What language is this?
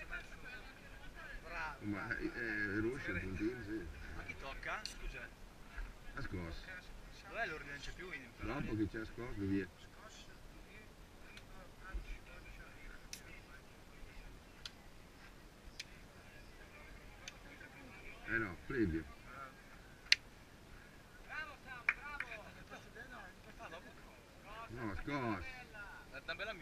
Italian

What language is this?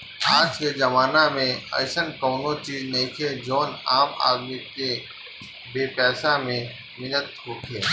Bhojpuri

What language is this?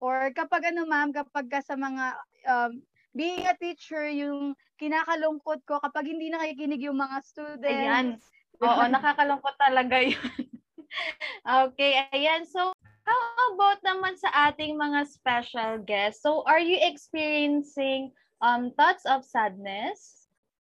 Filipino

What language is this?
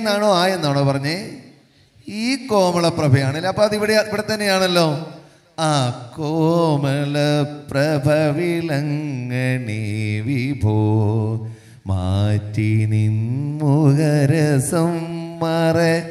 Malayalam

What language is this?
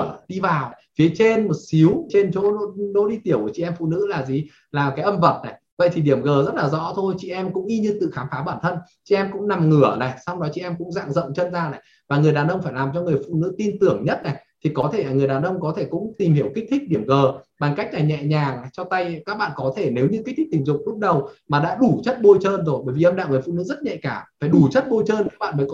Vietnamese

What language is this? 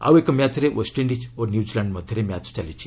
Odia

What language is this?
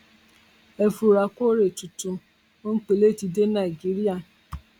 Yoruba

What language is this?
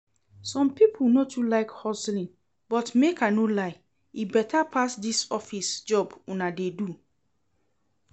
Nigerian Pidgin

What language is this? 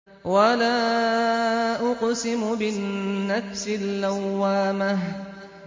Arabic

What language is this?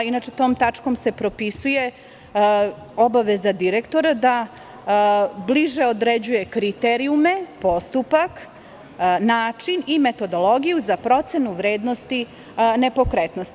Serbian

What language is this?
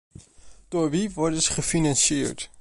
Dutch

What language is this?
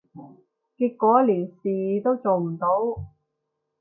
Cantonese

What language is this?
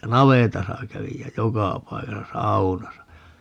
Finnish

